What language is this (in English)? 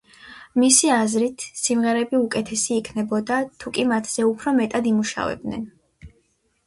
Georgian